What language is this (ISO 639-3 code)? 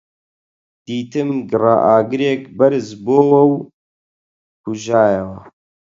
ckb